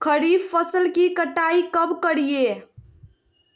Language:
Magahi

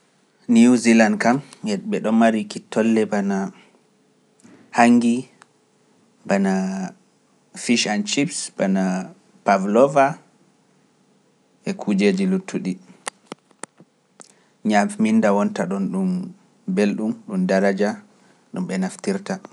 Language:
Pular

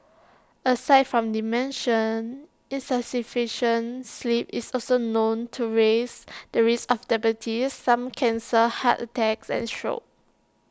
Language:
English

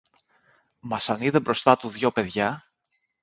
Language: Greek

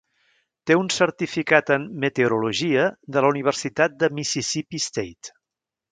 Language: Catalan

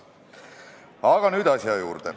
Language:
Estonian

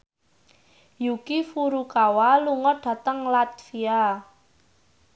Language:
Javanese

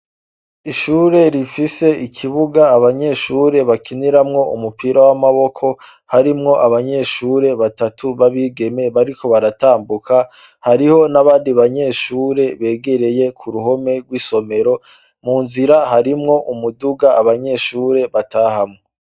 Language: Rundi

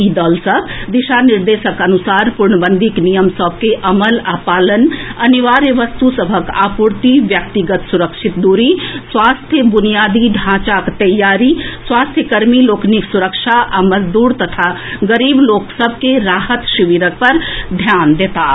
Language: Maithili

